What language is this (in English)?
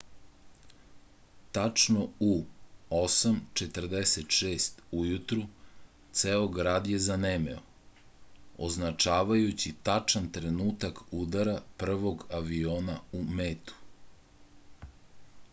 Serbian